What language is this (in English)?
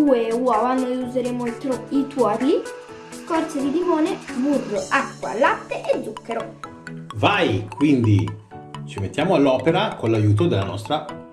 Italian